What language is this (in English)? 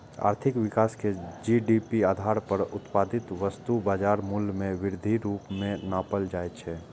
Maithili